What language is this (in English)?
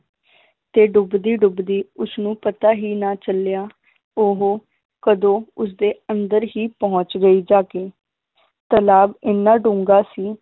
Punjabi